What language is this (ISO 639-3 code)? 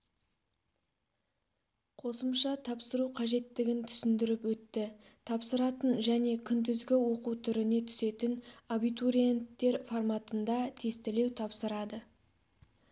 kaz